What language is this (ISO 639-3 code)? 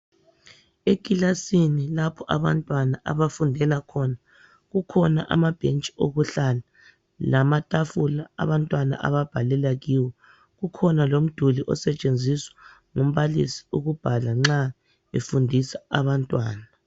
nde